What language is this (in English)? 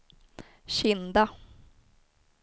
Swedish